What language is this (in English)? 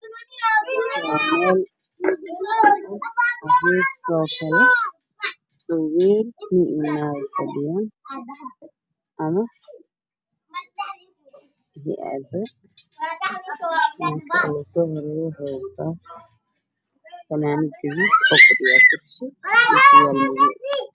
Somali